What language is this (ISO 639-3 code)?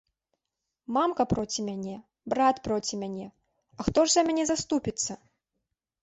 bel